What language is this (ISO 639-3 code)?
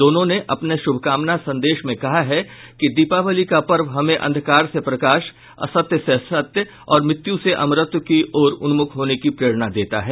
hin